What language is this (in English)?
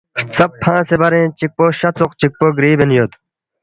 Balti